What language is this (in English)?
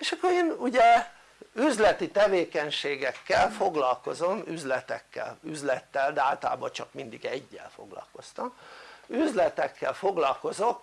Hungarian